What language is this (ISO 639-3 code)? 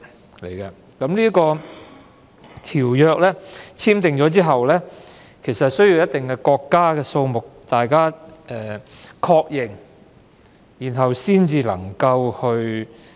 yue